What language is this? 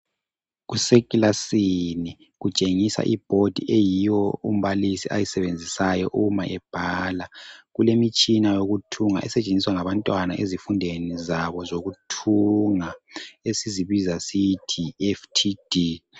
North Ndebele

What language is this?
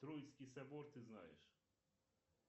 Russian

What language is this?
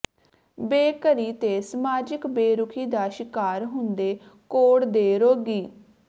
Punjabi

